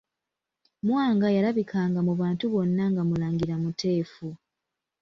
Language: Ganda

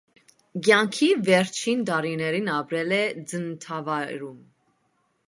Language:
Armenian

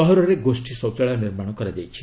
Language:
Odia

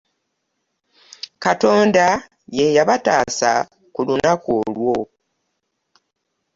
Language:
Ganda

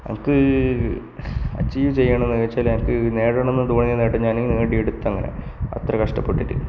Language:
Malayalam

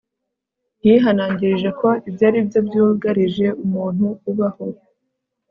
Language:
Kinyarwanda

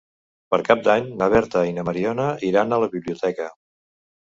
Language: Catalan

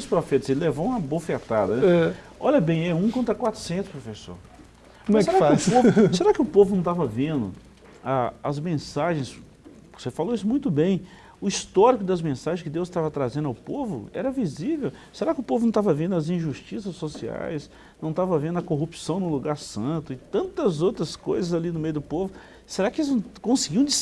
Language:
Portuguese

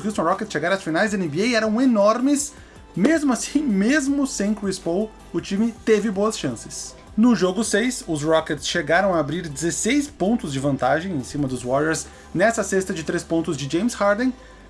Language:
Portuguese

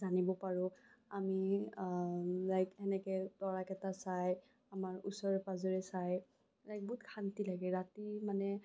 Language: Assamese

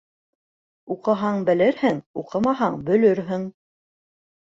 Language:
Bashkir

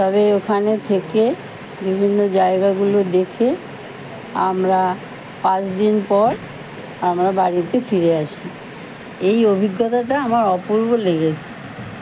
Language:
Bangla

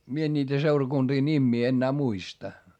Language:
Finnish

